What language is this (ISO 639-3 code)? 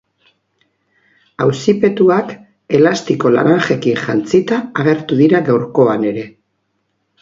eus